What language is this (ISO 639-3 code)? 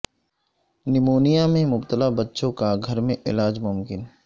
urd